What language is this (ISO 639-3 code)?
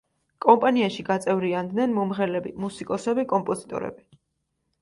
kat